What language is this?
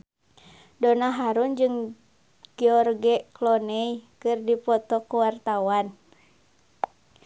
Sundanese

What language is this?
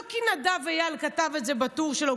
Hebrew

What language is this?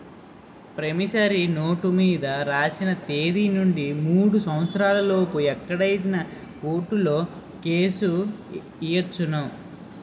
Telugu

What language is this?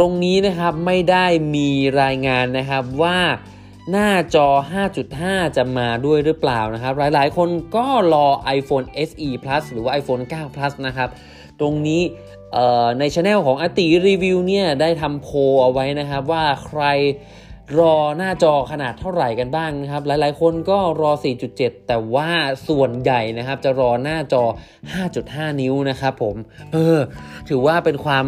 Thai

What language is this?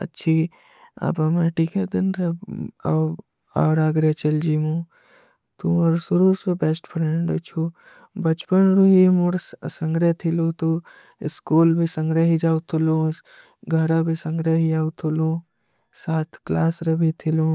Kui (India)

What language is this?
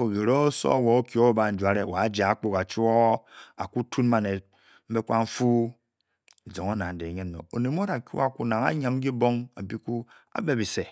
Bokyi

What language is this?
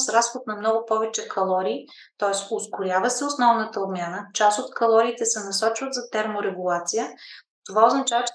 Bulgarian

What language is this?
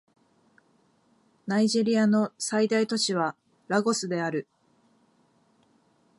Japanese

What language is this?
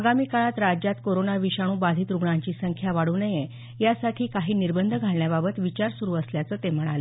Marathi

